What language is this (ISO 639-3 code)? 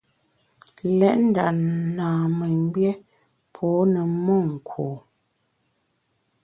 bax